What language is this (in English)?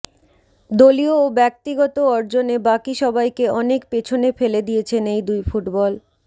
Bangla